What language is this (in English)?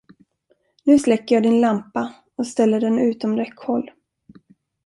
Swedish